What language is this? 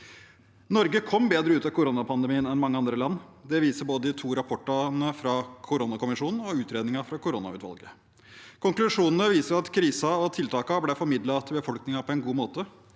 Norwegian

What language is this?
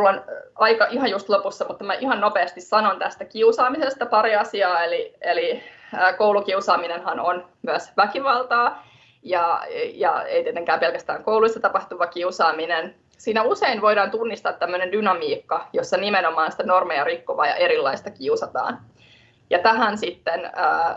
Finnish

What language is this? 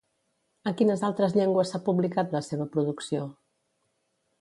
Catalan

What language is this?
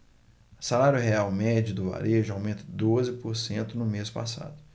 Portuguese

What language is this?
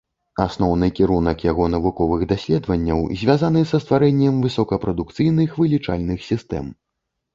Belarusian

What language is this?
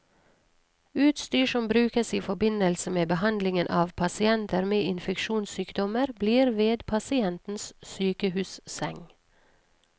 Norwegian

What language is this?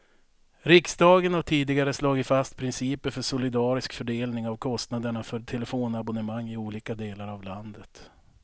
Swedish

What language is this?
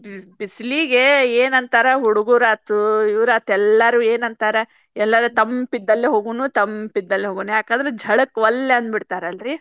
Kannada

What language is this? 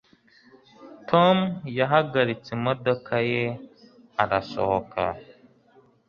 Kinyarwanda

